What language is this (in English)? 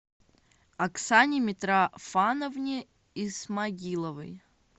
Russian